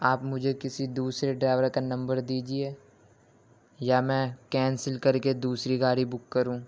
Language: Urdu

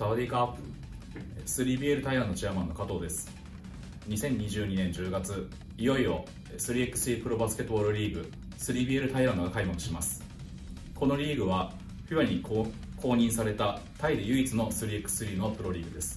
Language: Japanese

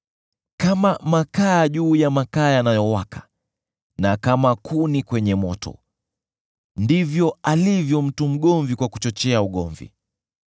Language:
Swahili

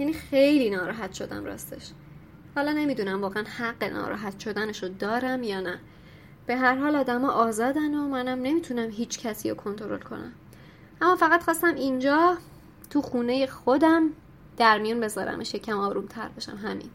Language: Persian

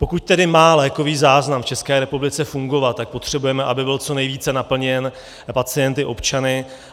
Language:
Czech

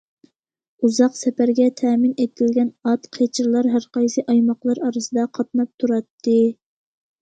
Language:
Uyghur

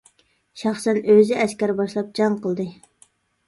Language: Uyghur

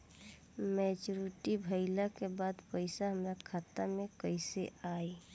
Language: Bhojpuri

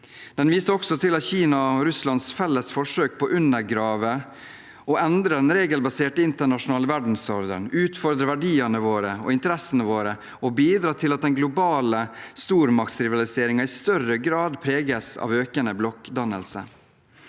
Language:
Norwegian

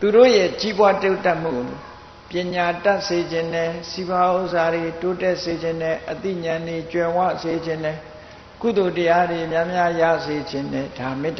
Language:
Thai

